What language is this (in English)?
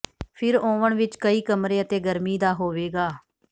Punjabi